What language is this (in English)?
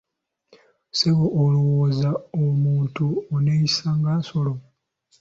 Ganda